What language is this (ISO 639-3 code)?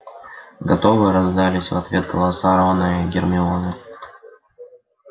rus